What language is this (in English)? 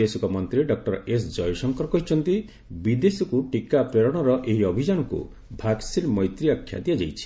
Odia